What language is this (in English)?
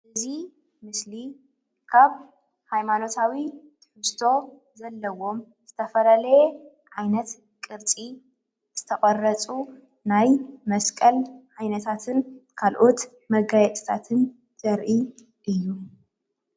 Tigrinya